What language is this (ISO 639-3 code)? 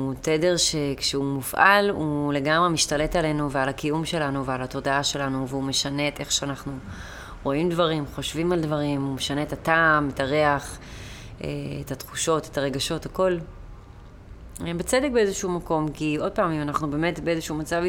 heb